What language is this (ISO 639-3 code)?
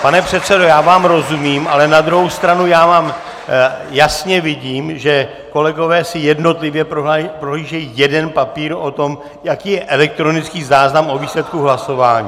ces